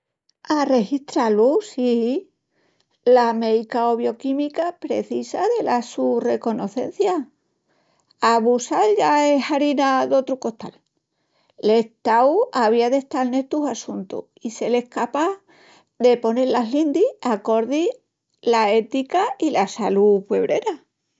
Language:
Extremaduran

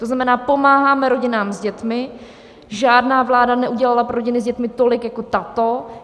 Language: Czech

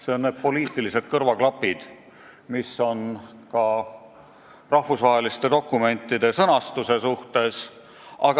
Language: Estonian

